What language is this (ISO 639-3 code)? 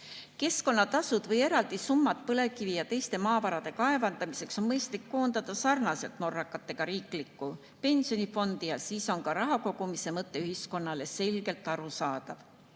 est